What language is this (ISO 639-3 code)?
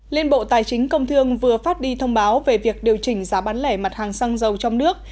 vie